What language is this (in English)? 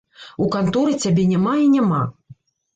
Belarusian